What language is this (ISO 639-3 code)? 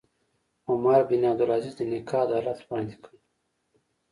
pus